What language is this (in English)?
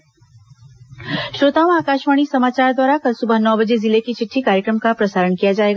Hindi